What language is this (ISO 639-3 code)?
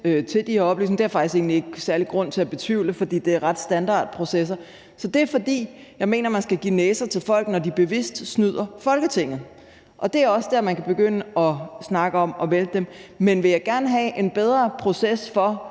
dan